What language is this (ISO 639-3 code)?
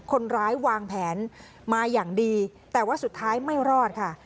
tha